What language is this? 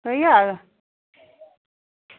Dogri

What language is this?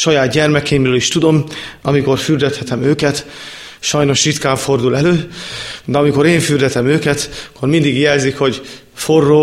Hungarian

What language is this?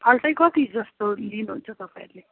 Nepali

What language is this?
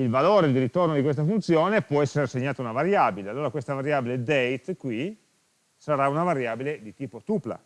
Italian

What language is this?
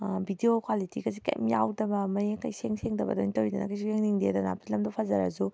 Manipuri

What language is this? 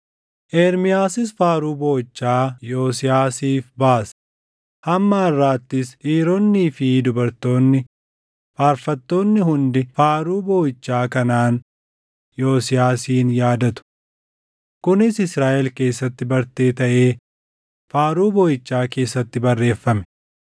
Oromo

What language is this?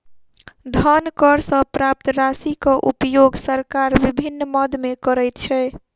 Maithili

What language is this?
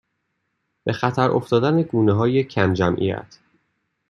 Persian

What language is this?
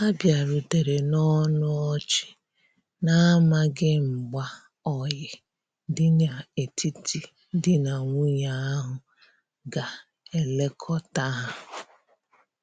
Igbo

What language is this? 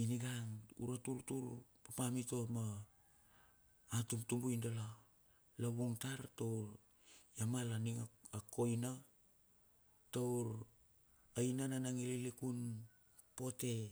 Bilur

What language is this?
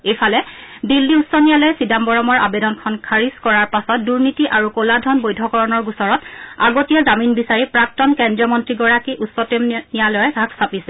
Assamese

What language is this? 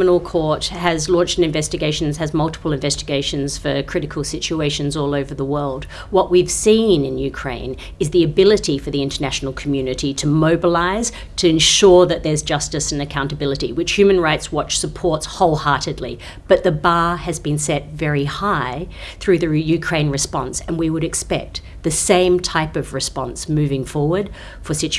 English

